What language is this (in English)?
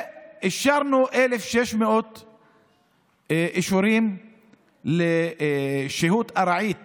Hebrew